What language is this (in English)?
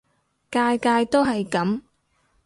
Cantonese